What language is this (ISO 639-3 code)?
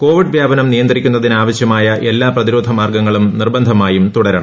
mal